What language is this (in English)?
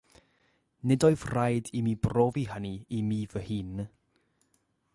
Welsh